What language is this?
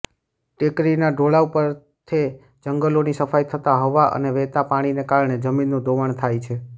Gujarati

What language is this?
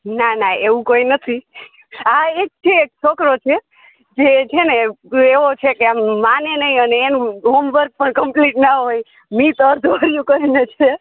Gujarati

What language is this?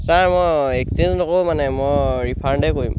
Assamese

